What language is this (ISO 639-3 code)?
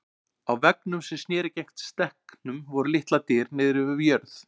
isl